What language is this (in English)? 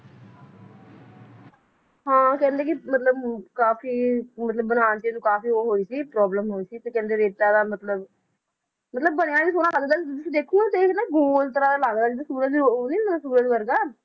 Punjabi